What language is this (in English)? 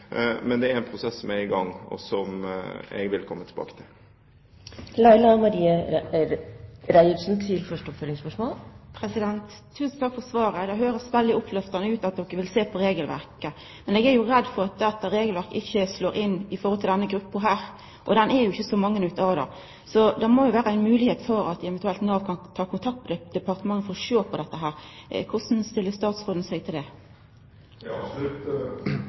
Norwegian